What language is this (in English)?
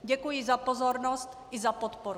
Czech